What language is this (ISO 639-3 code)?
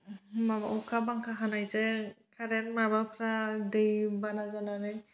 brx